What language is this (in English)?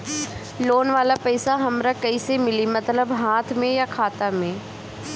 Bhojpuri